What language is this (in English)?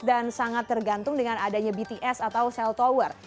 Indonesian